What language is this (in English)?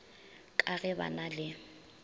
Northern Sotho